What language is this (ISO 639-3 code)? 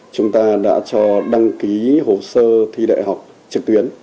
vie